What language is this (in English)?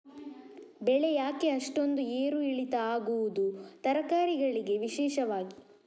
Kannada